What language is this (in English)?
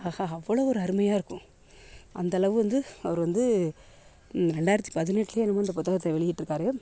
Tamil